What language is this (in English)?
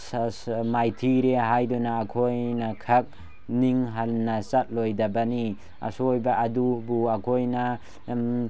Manipuri